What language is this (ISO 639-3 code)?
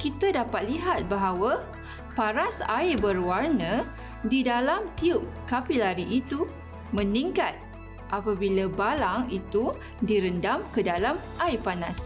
msa